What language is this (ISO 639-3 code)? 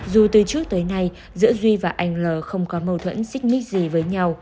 vie